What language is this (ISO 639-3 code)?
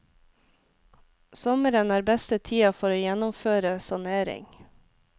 nor